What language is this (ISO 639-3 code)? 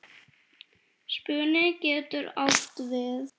isl